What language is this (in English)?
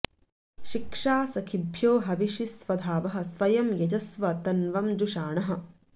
Sanskrit